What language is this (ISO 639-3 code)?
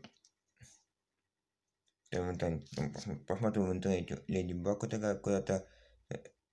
rus